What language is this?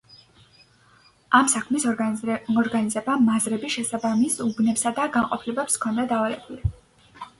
Georgian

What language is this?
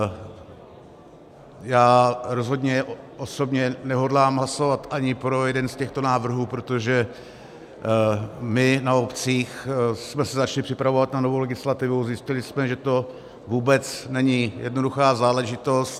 Czech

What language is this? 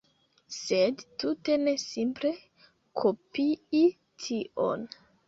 Esperanto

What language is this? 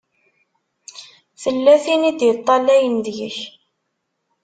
Kabyle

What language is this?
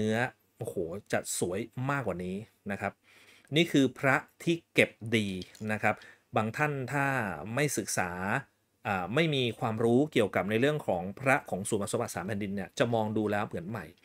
Thai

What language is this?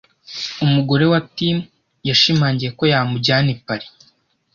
Kinyarwanda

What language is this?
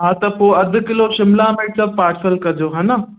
Sindhi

